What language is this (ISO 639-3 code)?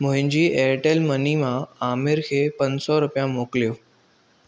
snd